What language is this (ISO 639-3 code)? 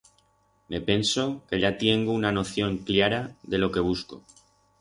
arg